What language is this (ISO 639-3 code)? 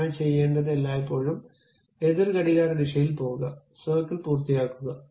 mal